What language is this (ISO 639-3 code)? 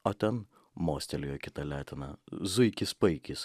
lit